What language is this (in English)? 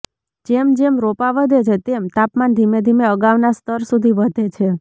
Gujarati